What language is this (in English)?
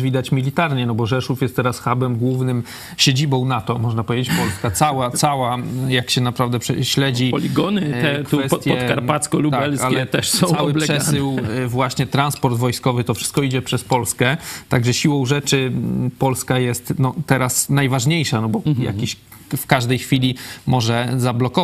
Polish